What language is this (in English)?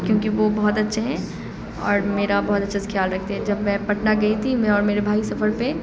Urdu